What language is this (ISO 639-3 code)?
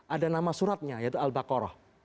ind